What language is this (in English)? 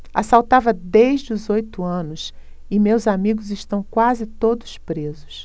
Portuguese